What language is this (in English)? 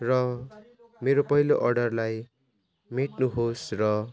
Nepali